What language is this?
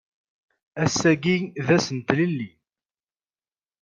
Kabyle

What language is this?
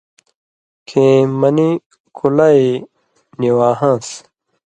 Indus Kohistani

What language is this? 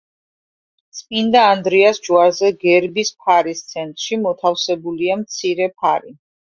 Georgian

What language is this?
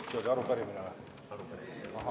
Estonian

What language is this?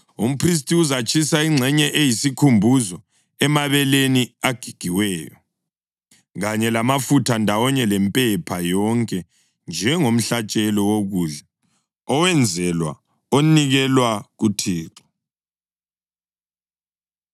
North Ndebele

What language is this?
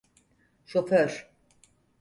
Turkish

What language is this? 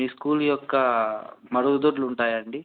Telugu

